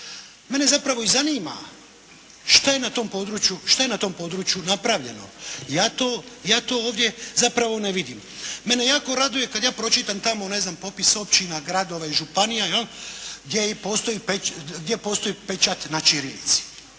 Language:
Croatian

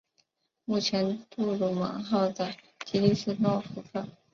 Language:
Chinese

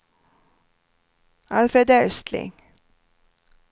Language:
Swedish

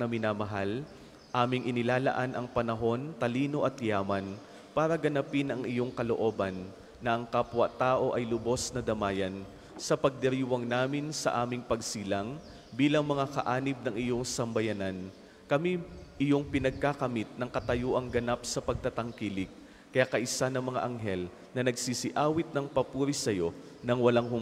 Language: Filipino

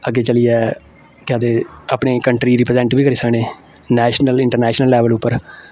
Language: Dogri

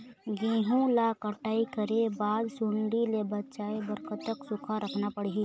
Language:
Chhattisgarhi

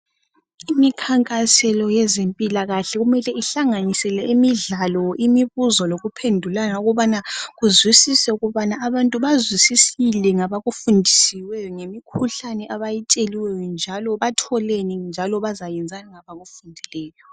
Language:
North Ndebele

